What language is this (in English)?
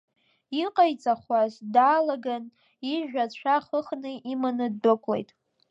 Abkhazian